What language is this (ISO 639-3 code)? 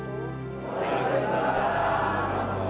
ind